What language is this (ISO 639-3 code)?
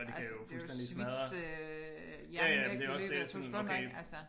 dan